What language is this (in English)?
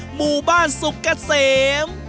Thai